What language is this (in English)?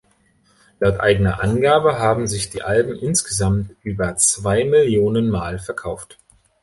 German